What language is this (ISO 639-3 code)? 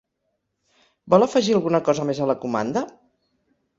cat